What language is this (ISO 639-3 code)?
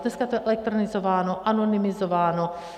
ces